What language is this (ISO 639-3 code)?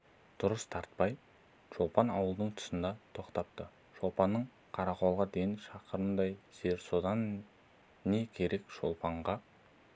kaz